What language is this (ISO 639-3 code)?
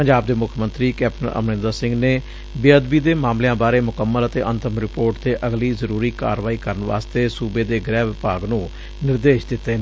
pan